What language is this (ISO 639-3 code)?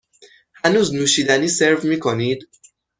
fas